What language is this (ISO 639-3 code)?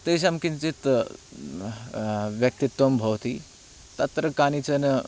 san